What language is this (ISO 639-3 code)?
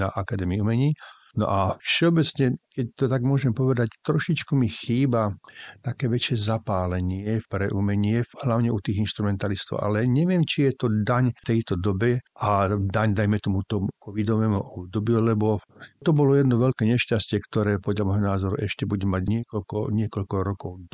slk